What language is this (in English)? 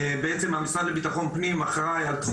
Hebrew